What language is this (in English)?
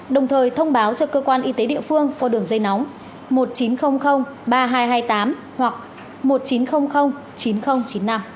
Vietnamese